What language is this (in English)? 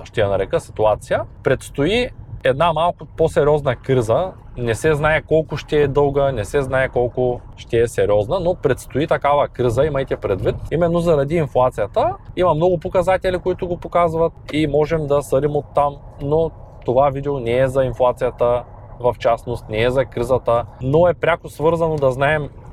Bulgarian